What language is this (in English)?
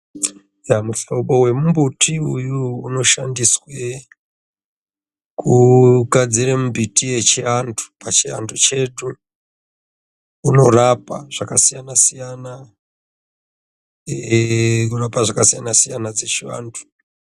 Ndau